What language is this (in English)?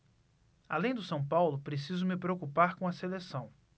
Portuguese